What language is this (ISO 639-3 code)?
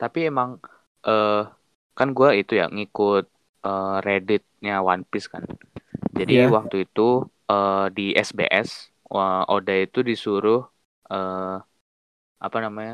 ind